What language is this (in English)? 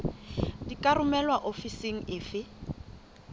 Southern Sotho